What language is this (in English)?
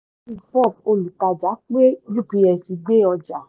Yoruba